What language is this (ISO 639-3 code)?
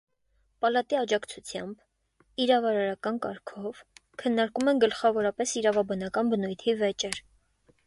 hye